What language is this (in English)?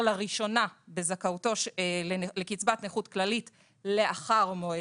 Hebrew